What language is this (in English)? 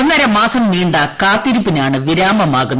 Malayalam